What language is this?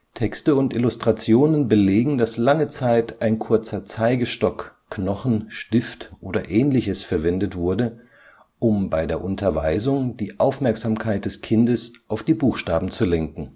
German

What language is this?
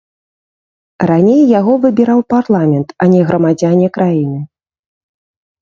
Belarusian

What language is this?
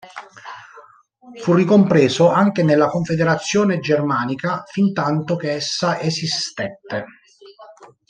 Italian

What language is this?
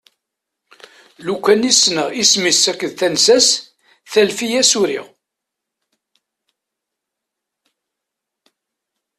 Kabyle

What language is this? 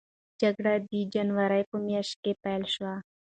Pashto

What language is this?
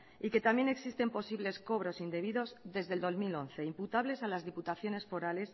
Spanish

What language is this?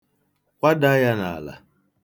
Igbo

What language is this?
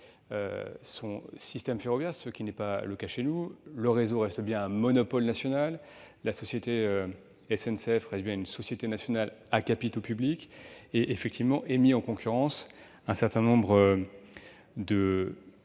French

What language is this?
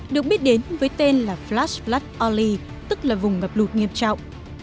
Vietnamese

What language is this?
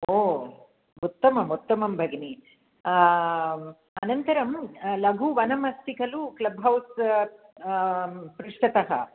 Sanskrit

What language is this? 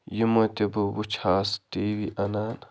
Kashmiri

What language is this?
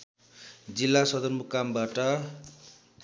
Nepali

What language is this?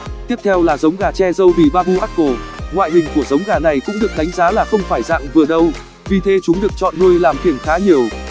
Vietnamese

